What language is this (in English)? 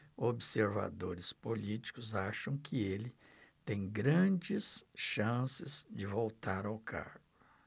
Portuguese